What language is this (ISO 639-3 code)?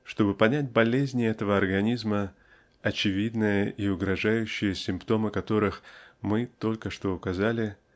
rus